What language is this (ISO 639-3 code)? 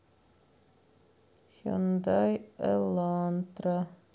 rus